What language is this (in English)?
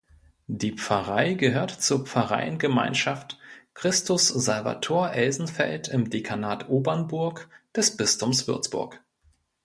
German